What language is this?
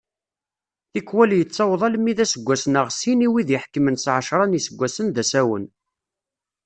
Kabyle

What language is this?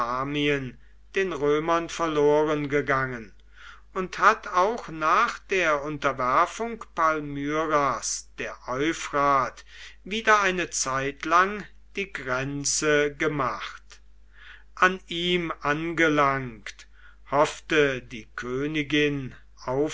German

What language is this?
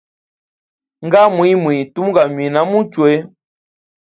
Hemba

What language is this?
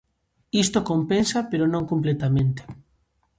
Galician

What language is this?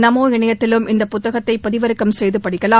Tamil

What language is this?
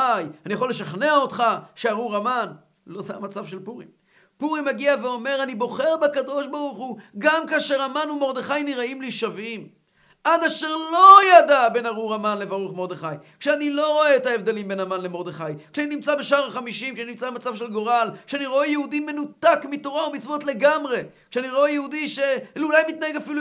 Hebrew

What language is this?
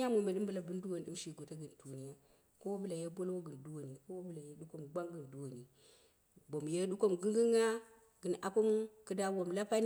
Dera (Nigeria)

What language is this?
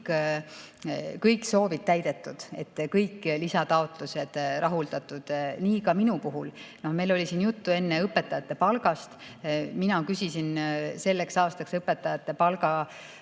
Estonian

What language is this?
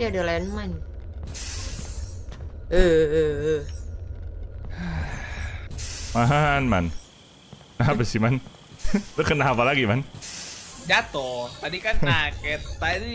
Indonesian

